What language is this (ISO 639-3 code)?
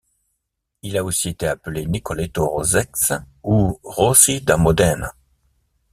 fra